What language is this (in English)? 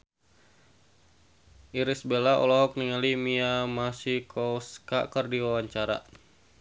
Sundanese